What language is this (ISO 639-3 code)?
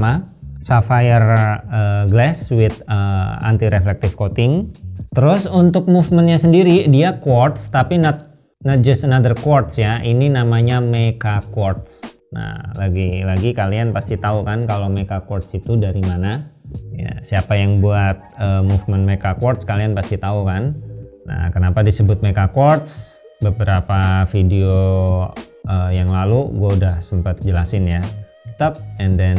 ind